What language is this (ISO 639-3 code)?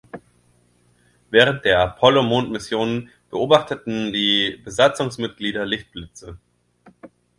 deu